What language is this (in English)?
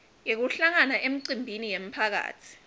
Swati